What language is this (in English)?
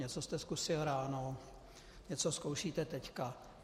Czech